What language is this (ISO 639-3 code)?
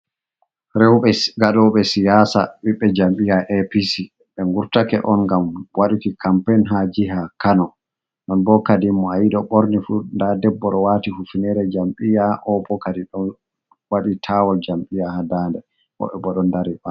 ful